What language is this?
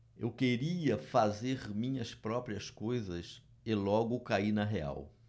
Portuguese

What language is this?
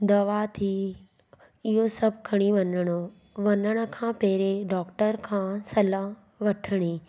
Sindhi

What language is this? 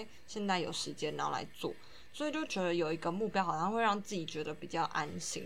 Chinese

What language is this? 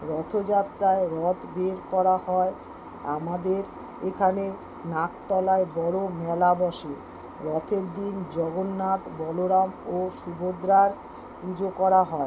Bangla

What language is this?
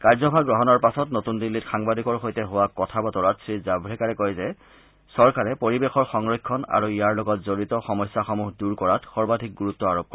Assamese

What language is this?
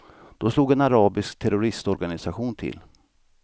Swedish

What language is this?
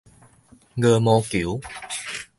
Min Nan Chinese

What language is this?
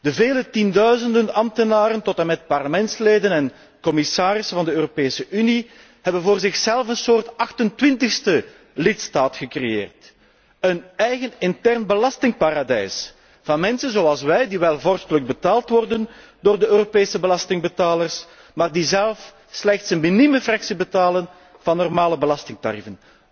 Dutch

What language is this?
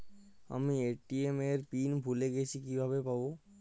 Bangla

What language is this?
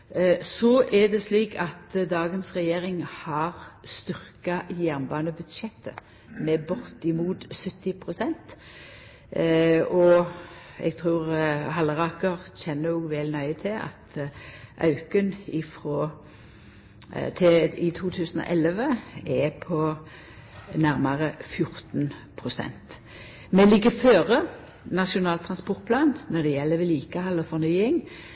Norwegian Nynorsk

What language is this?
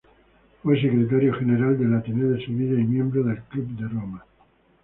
Spanish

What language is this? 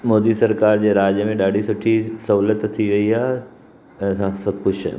Sindhi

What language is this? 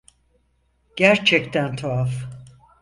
Turkish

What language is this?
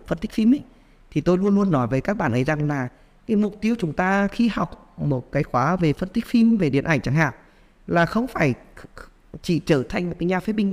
Vietnamese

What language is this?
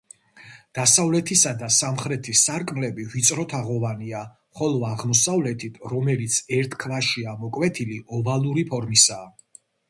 Georgian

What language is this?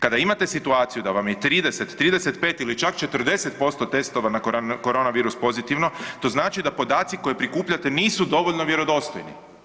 Croatian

